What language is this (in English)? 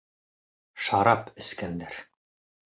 Bashkir